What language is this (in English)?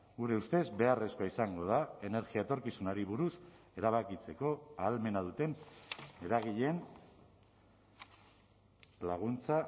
Basque